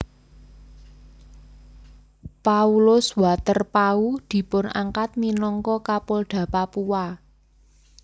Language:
Javanese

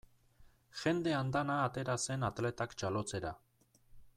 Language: Basque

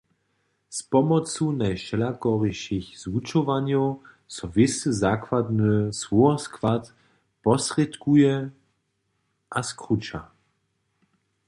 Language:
Upper Sorbian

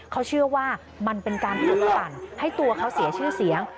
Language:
Thai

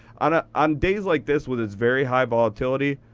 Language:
English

